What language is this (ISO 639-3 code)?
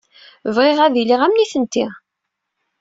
kab